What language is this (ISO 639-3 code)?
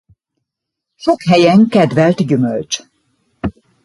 hun